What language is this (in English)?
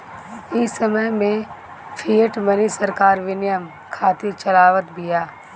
Bhojpuri